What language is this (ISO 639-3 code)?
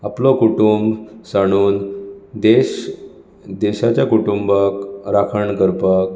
kok